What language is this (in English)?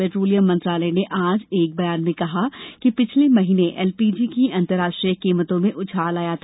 Hindi